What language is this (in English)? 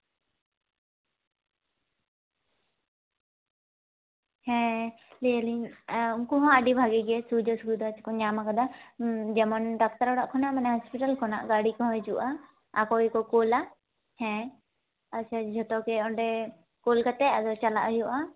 Santali